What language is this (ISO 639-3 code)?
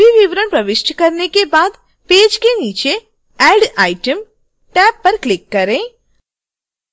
hin